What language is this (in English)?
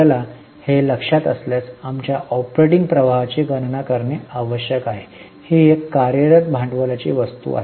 Marathi